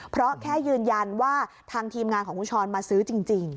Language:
Thai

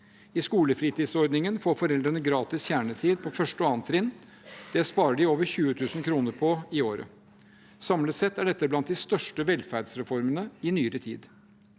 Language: Norwegian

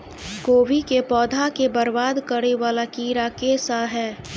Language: Maithili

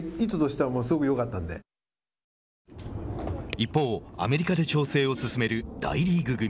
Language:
Japanese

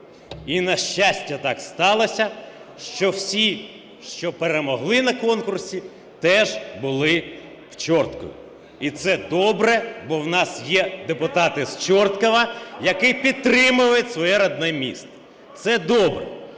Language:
Ukrainian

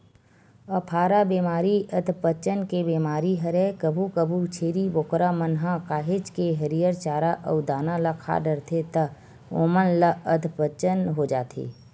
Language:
Chhattisgarhi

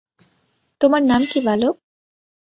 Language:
Bangla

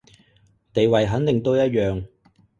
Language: Cantonese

